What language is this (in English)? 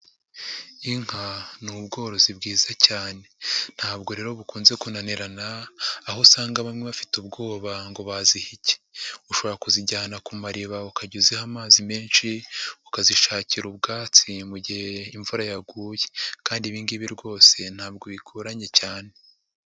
Kinyarwanda